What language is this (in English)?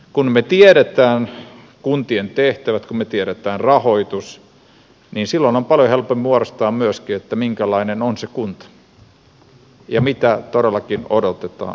Finnish